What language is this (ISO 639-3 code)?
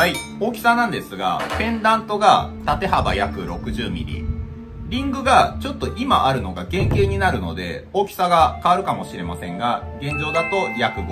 jpn